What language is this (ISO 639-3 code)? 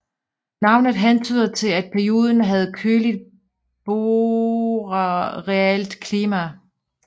dan